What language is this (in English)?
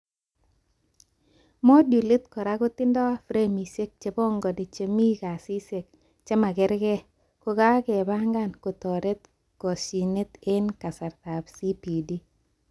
Kalenjin